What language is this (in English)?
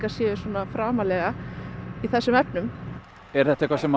Icelandic